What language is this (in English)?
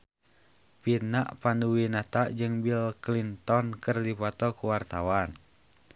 Sundanese